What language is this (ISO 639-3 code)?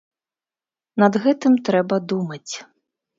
bel